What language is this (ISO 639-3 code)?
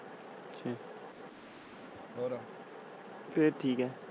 pan